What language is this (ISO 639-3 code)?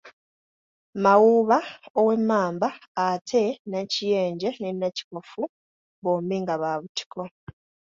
lug